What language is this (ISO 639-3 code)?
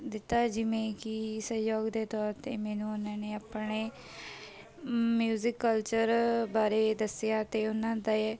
pan